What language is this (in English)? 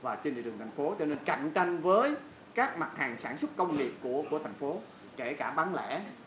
Vietnamese